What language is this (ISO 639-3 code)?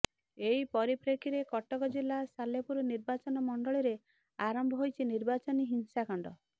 ori